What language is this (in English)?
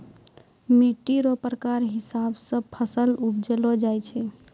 Maithili